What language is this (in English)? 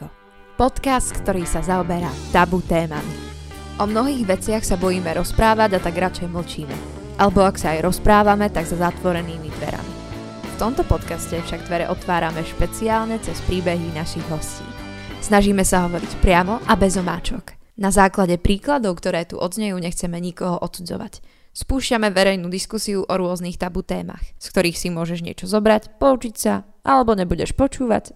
Slovak